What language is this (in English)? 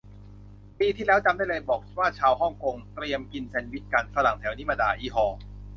Thai